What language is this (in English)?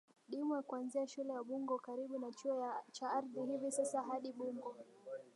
Swahili